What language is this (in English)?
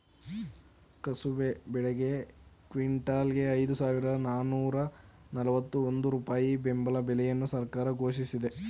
Kannada